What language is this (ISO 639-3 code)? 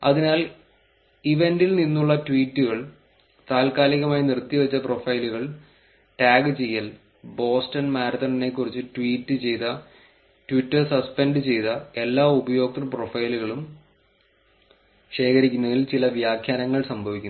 mal